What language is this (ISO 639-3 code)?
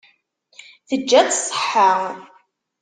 kab